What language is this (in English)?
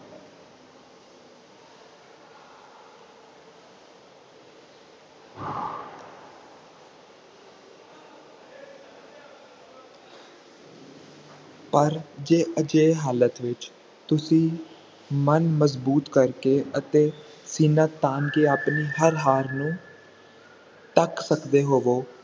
Punjabi